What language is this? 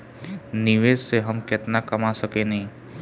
Bhojpuri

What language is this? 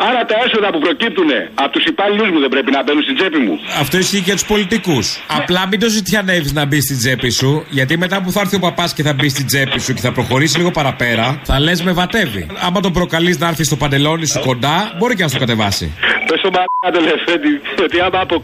Greek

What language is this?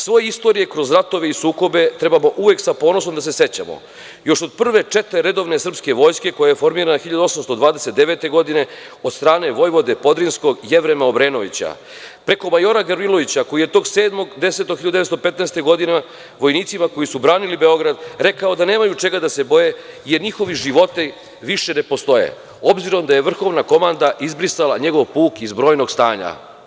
Serbian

